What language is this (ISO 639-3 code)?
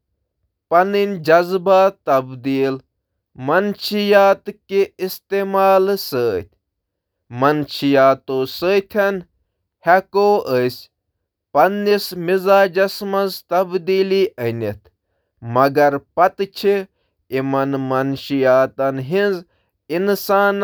kas